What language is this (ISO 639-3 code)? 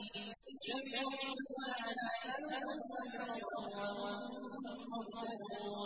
ara